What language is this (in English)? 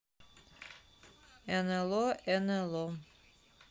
Russian